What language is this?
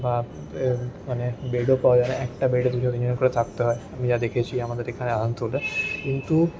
Bangla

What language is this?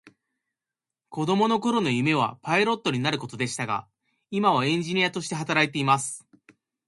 Japanese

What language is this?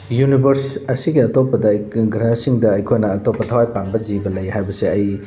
Manipuri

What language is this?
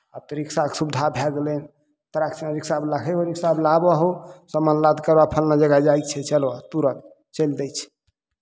Maithili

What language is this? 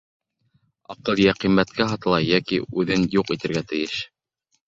Bashkir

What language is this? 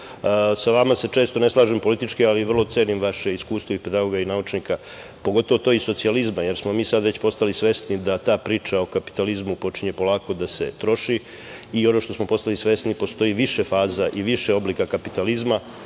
Serbian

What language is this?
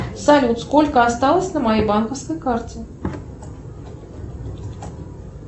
Russian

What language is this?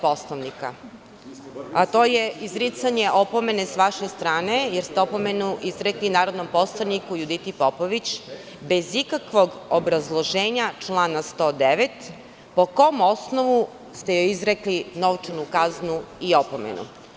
Serbian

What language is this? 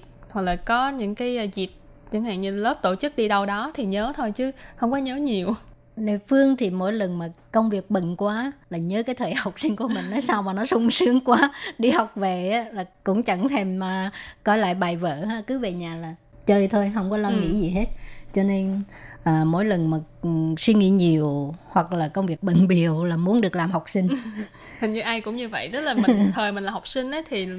Vietnamese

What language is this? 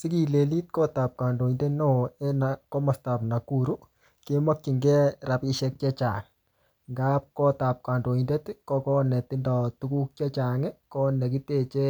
Kalenjin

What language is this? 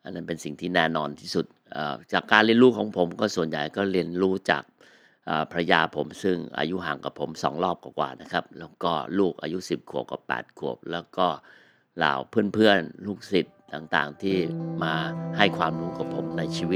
Thai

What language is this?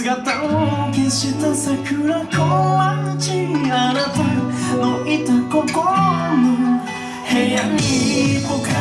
Japanese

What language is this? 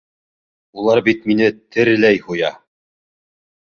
Bashkir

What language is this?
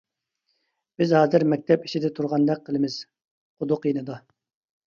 Uyghur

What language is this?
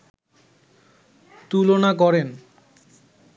Bangla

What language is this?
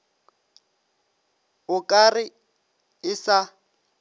Northern Sotho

